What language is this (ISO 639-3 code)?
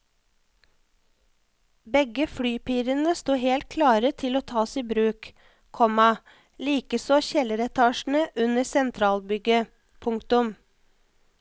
nor